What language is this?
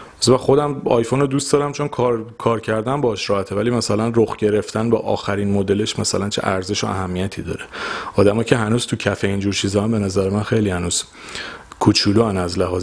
Persian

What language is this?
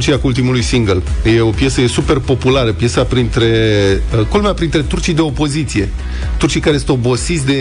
Romanian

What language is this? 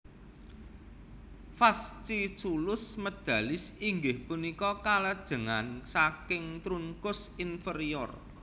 Javanese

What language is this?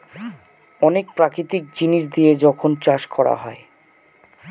Bangla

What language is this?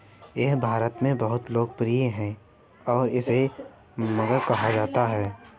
Hindi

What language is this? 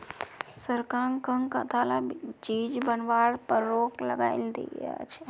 Magahi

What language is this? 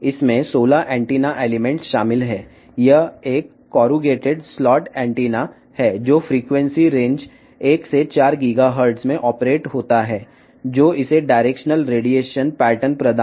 Telugu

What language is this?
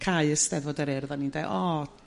Welsh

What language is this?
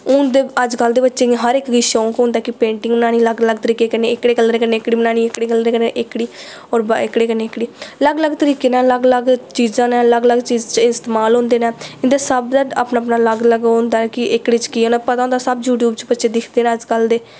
Dogri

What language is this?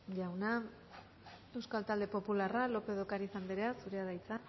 Basque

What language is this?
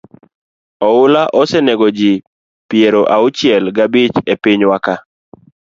Luo (Kenya and Tanzania)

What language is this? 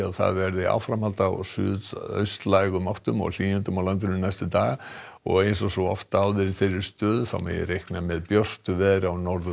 Icelandic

